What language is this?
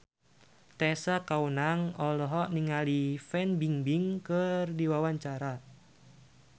Sundanese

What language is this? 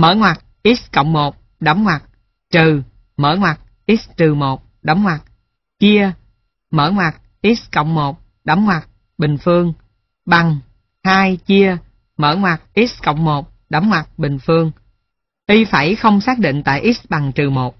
Vietnamese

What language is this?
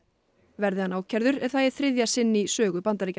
Icelandic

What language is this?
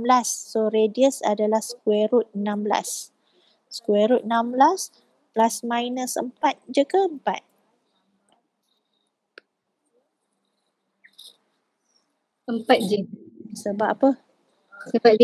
Malay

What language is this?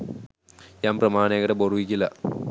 Sinhala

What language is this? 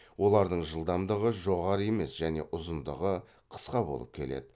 Kazakh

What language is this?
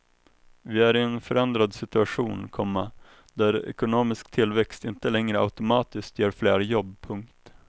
Swedish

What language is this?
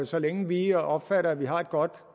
Danish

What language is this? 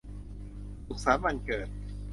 Thai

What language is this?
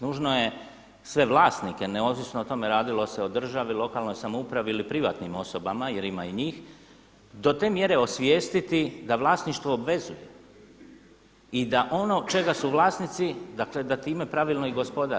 Croatian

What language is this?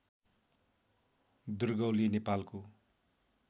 Nepali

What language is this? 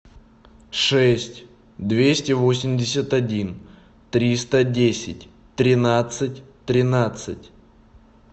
Russian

